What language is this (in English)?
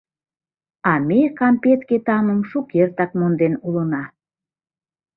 Mari